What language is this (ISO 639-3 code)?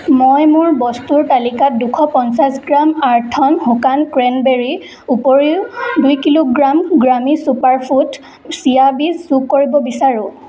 asm